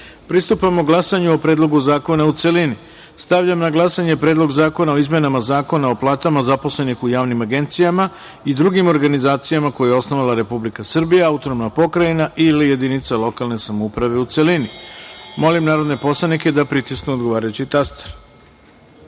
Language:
Serbian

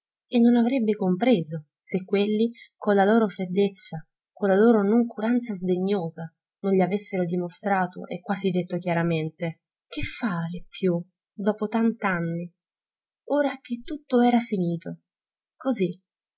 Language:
Italian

